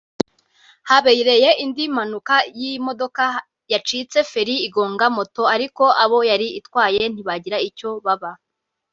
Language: Kinyarwanda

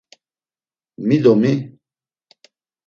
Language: Laz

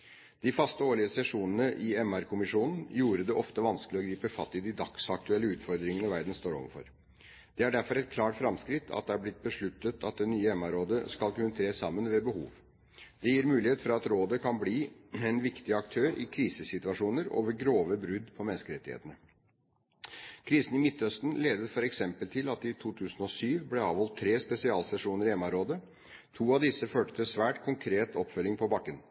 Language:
Norwegian Bokmål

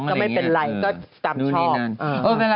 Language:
Thai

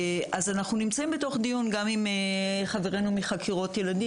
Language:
Hebrew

